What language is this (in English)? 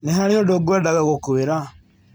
Kikuyu